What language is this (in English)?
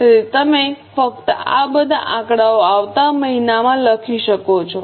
Gujarati